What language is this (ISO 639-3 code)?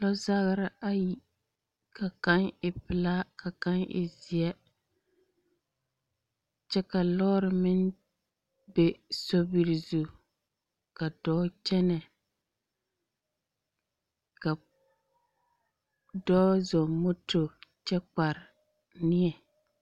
dga